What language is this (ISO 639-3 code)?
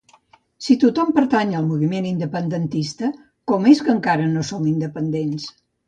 cat